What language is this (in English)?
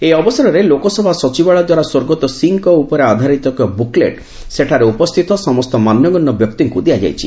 Odia